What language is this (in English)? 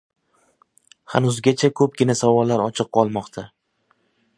Uzbek